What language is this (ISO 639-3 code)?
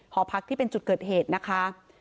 tha